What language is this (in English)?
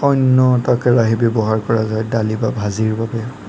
Assamese